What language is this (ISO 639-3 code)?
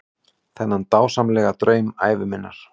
isl